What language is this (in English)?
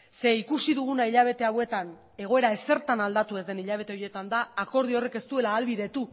Basque